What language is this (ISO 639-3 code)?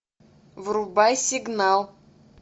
rus